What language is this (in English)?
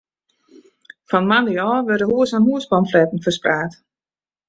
Western Frisian